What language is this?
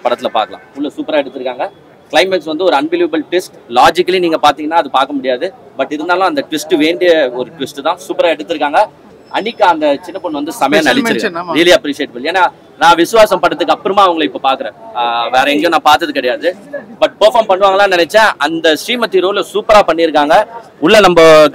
Tamil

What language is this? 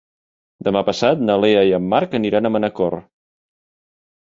Catalan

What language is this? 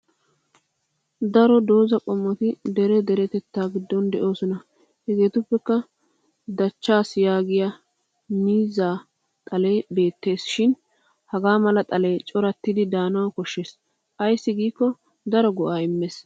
Wolaytta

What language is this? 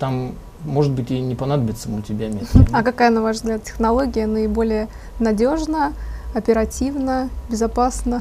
Russian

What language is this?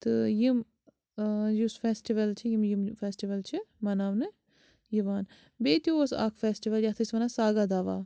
Kashmiri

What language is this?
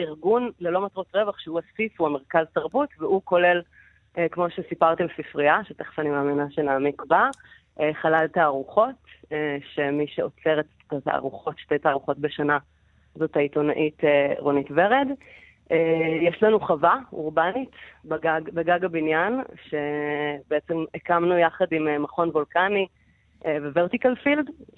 Hebrew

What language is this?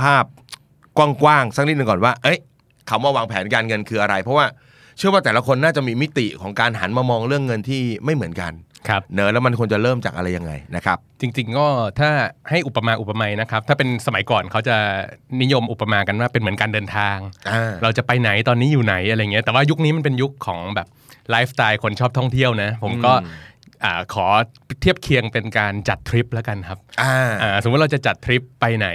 Thai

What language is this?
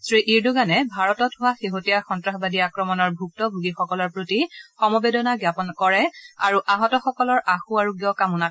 Assamese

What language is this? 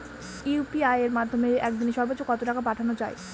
Bangla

